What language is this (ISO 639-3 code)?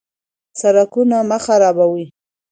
pus